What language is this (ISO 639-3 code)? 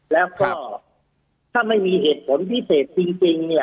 tha